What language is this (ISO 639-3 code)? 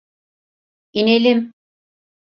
tur